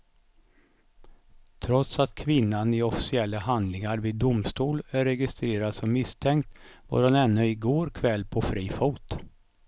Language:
Swedish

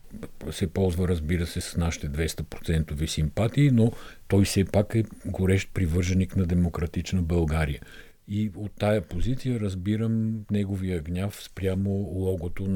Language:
Bulgarian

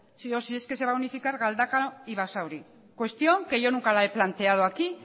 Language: Spanish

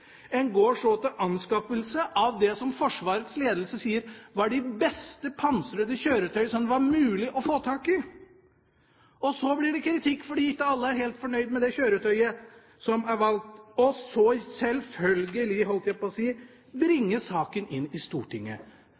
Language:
Norwegian Bokmål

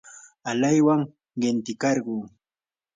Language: Yanahuanca Pasco Quechua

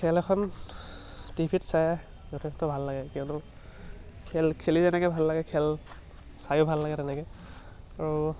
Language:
Assamese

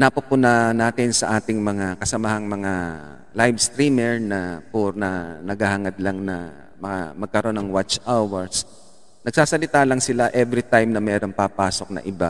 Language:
Filipino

